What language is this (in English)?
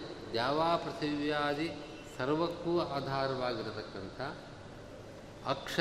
Kannada